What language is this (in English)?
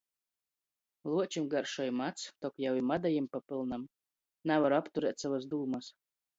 Latgalian